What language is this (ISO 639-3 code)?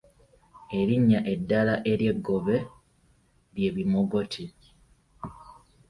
lug